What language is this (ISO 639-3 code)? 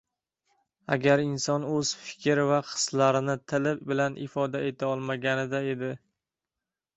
uzb